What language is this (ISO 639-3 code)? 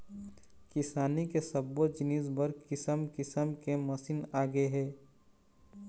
hne